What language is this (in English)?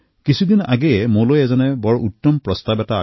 Assamese